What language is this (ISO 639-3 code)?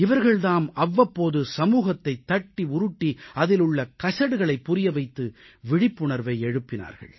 tam